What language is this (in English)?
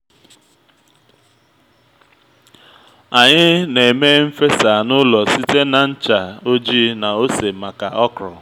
Igbo